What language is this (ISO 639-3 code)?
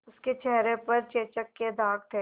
hin